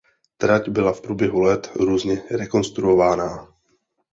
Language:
Czech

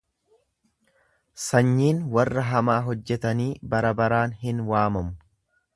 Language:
Oromo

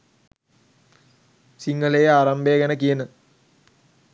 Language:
Sinhala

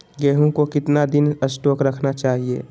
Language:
Magahi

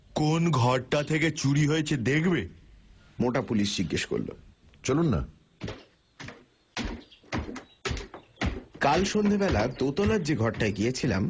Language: Bangla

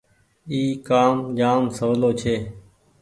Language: Goaria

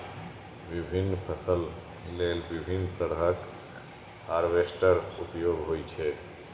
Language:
Maithili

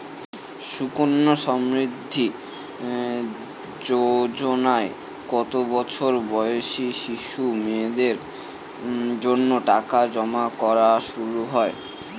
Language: Bangla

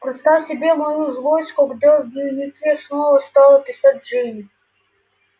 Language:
Russian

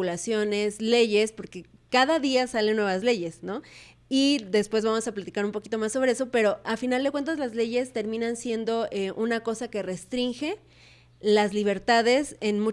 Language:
Spanish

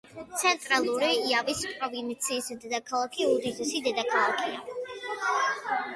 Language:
Georgian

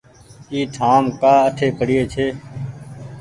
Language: Goaria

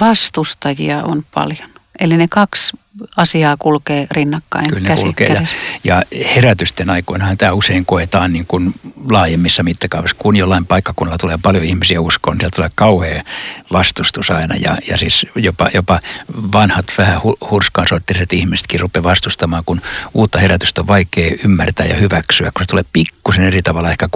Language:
Finnish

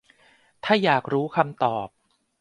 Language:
Thai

